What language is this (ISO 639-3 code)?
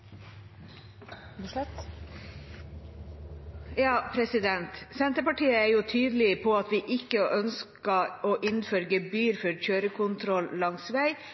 nor